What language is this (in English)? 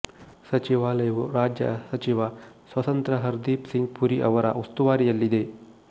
Kannada